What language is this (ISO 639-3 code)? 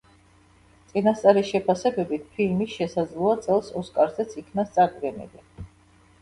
kat